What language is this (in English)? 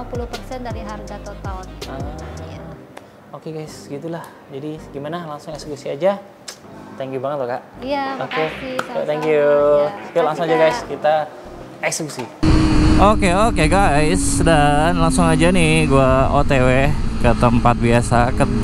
Indonesian